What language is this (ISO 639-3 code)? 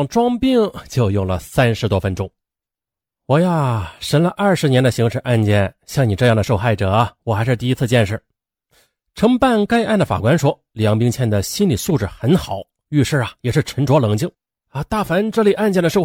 zho